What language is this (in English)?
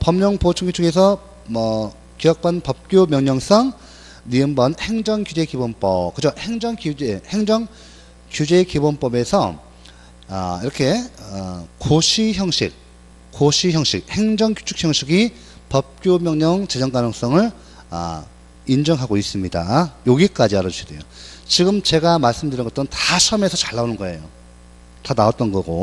Korean